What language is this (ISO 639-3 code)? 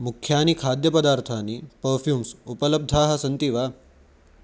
san